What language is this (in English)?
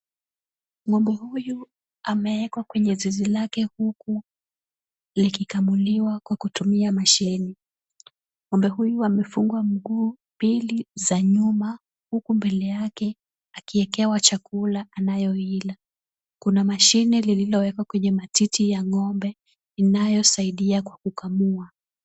Swahili